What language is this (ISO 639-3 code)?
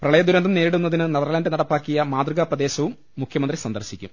mal